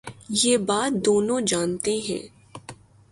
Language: Urdu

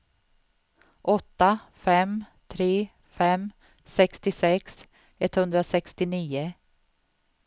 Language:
Swedish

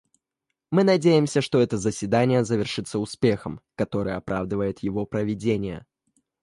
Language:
Russian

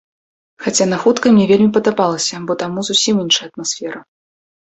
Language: Belarusian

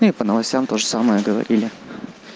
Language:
Russian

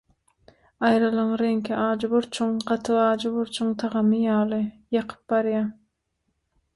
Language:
Turkmen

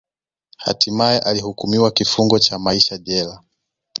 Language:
Swahili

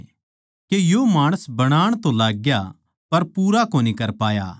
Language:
Haryanvi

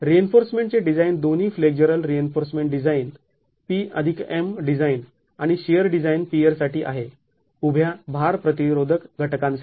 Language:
Marathi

